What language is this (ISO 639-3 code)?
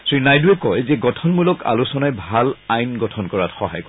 asm